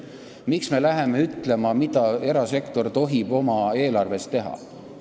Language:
Estonian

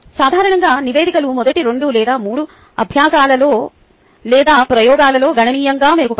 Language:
Telugu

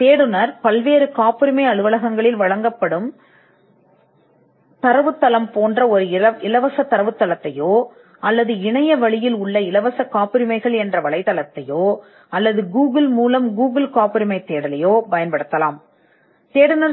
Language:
Tamil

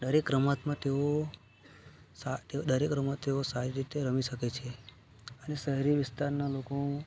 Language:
Gujarati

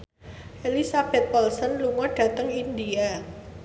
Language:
Javanese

